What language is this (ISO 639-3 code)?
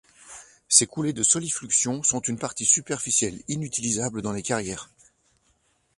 fra